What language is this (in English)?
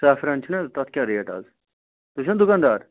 Kashmiri